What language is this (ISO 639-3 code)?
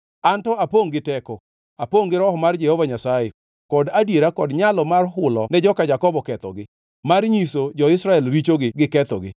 luo